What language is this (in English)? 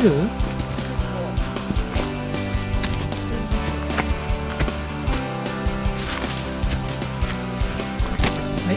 Japanese